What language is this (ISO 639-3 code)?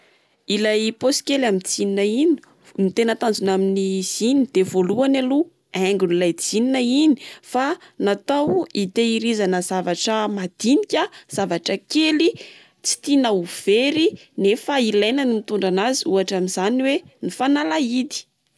mlg